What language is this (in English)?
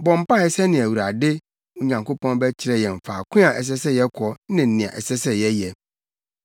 Akan